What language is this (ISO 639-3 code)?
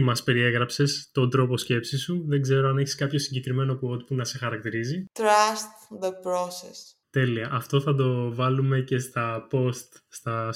ell